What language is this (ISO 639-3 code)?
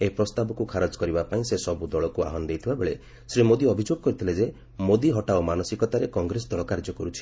ori